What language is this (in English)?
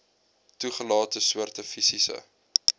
Afrikaans